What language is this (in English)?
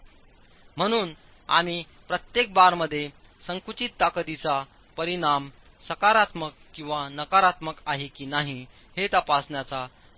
Marathi